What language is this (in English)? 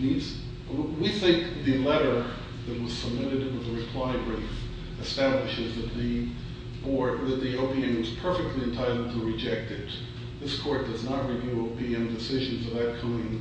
English